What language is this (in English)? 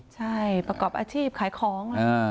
Thai